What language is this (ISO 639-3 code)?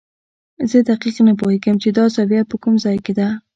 pus